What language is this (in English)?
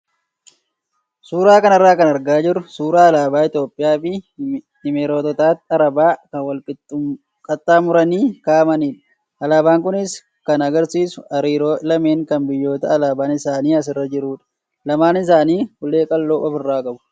Oromo